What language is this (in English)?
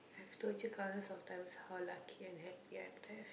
English